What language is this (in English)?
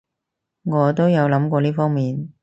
Cantonese